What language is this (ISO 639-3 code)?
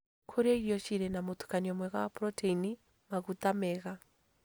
kik